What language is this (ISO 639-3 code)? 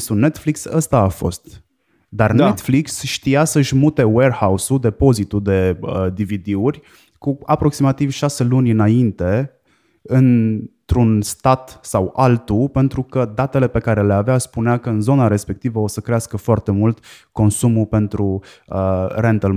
ron